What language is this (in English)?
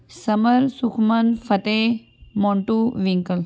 Punjabi